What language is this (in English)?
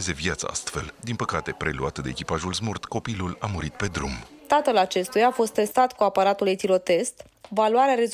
Romanian